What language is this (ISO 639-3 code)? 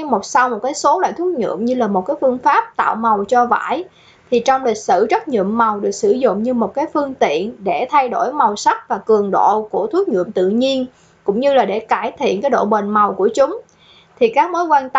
vie